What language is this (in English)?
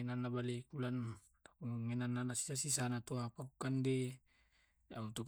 Tae'